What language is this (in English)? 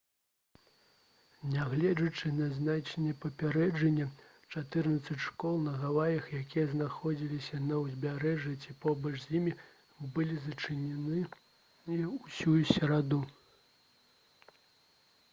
Belarusian